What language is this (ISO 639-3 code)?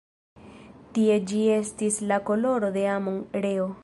epo